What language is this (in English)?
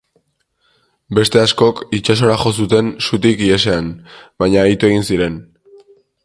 Basque